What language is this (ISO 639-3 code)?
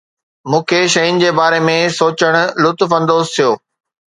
snd